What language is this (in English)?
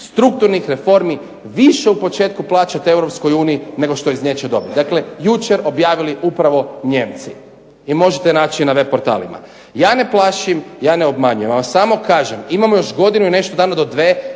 Croatian